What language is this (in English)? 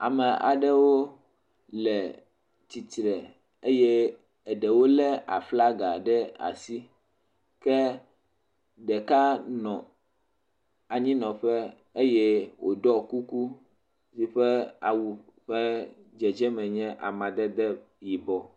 Ewe